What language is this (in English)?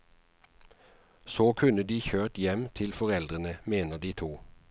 Norwegian